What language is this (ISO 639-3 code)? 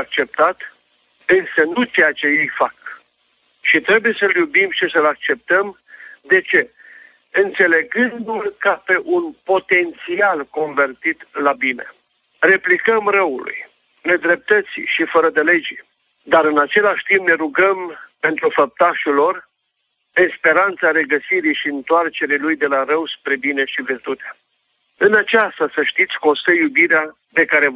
ron